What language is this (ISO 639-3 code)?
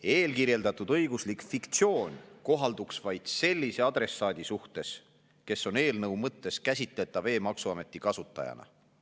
est